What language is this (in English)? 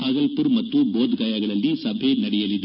Kannada